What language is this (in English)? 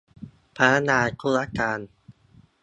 Thai